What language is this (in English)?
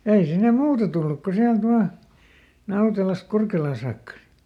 Finnish